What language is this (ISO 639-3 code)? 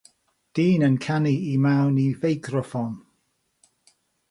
cym